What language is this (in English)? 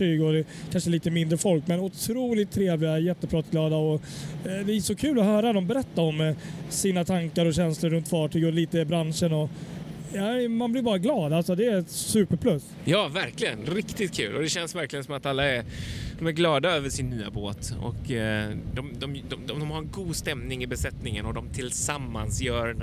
Swedish